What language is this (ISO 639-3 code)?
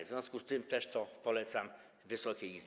pol